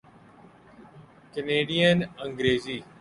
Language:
Urdu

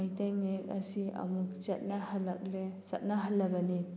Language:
Manipuri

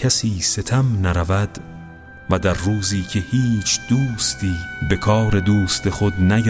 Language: Persian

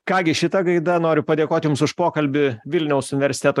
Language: Lithuanian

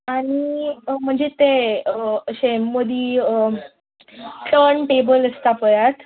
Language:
Konkani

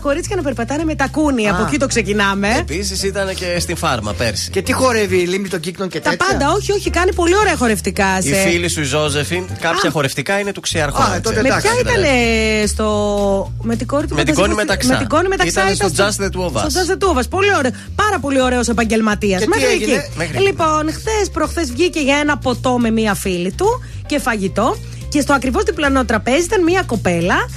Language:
Greek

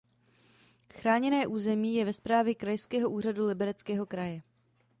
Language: Czech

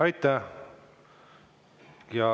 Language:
Estonian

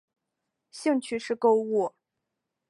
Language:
Chinese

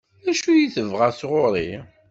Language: Kabyle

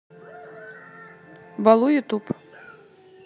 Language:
Russian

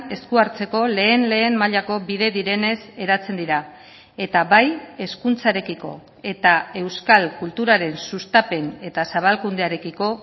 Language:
Basque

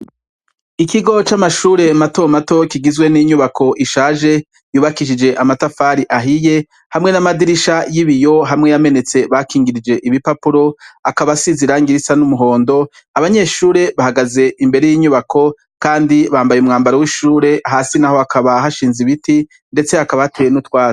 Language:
Rundi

